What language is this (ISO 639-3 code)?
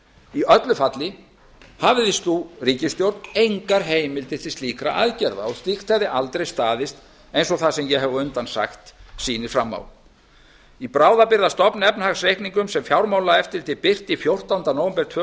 isl